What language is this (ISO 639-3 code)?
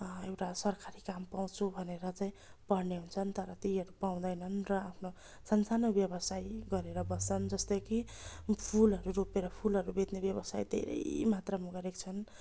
nep